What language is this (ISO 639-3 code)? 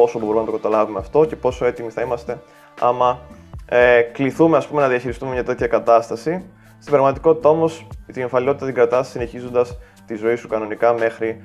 ell